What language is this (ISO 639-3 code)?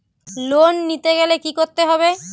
ben